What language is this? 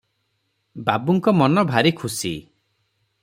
Odia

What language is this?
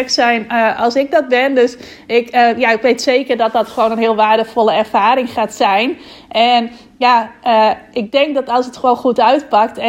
Dutch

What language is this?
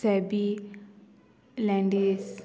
Konkani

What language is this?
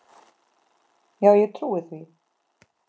Icelandic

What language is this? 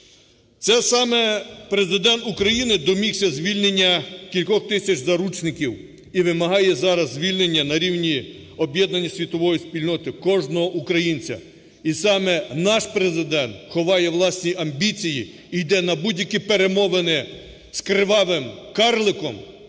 Ukrainian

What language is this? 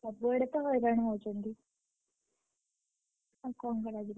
Odia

